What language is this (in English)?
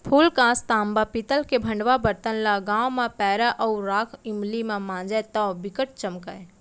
Chhattisgarhi